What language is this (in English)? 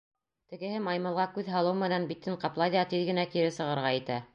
Bashkir